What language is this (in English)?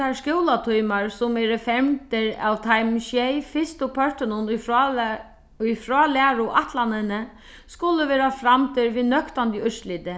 Faroese